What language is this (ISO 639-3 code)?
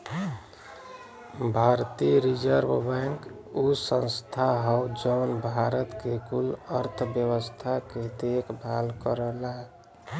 bho